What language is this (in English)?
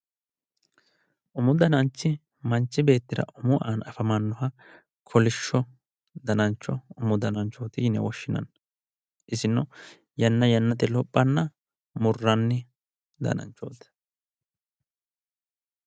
Sidamo